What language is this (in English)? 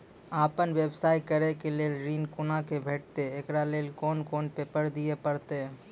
Maithili